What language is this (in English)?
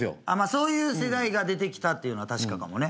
Japanese